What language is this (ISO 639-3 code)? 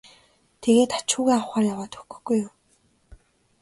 mon